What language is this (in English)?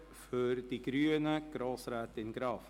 Swiss German